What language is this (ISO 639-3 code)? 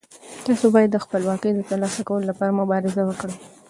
pus